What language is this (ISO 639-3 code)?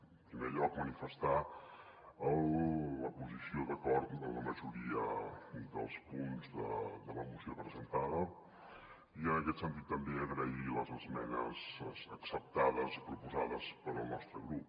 cat